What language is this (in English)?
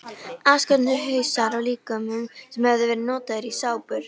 Icelandic